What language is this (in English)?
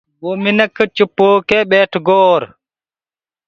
Gurgula